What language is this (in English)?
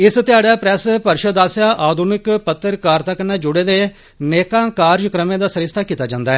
Dogri